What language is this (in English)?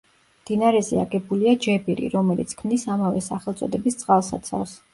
Georgian